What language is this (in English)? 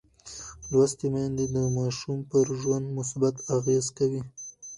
Pashto